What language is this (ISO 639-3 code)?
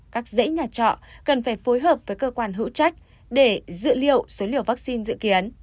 vie